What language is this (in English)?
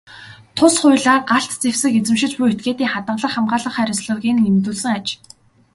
Mongolian